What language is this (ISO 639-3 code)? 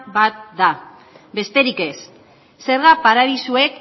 eus